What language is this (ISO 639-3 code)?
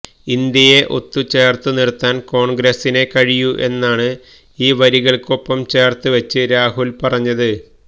mal